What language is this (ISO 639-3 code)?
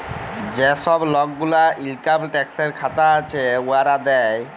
ben